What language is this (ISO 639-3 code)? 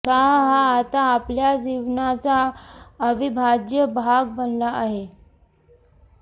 mar